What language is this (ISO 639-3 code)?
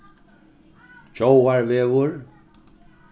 fao